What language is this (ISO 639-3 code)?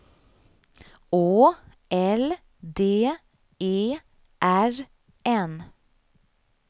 swe